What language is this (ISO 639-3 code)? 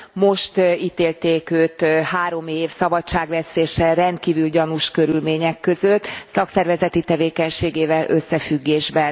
hun